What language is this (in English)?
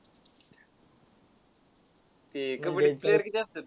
Marathi